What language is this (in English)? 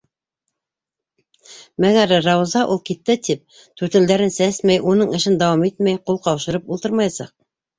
Bashkir